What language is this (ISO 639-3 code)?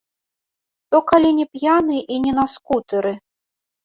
bel